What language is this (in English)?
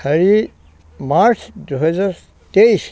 Assamese